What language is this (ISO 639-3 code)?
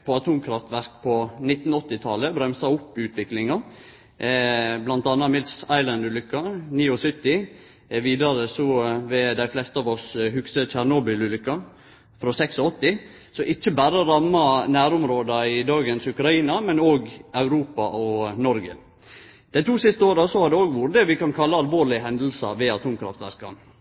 nno